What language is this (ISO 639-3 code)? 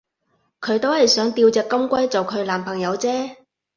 yue